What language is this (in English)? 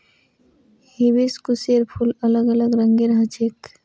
Magahi